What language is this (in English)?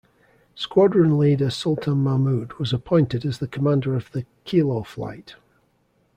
English